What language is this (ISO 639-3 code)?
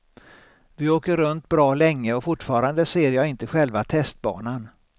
swe